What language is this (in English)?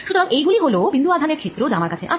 Bangla